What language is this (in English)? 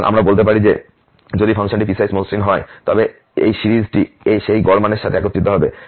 Bangla